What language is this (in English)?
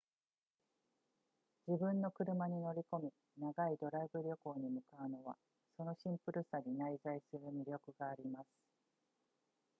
Japanese